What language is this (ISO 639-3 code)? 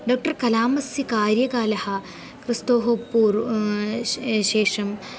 san